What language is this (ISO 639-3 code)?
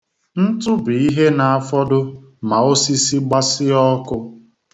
ibo